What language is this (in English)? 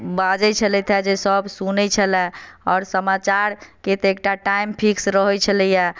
Maithili